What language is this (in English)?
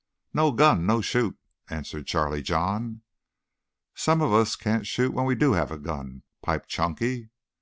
English